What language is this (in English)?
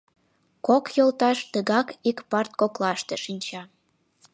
Mari